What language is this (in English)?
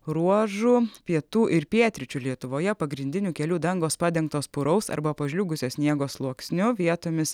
Lithuanian